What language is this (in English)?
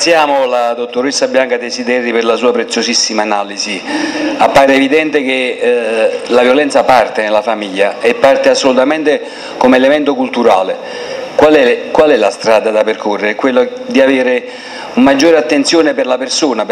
Italian